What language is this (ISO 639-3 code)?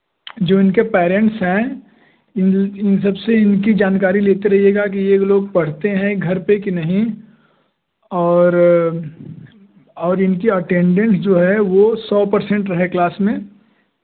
hin